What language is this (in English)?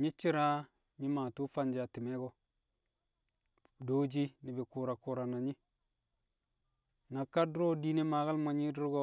Kamo